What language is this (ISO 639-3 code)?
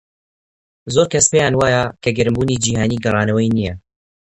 ckb